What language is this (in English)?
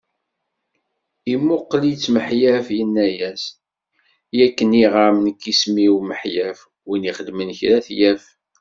Kabyle